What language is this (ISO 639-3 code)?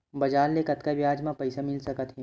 hne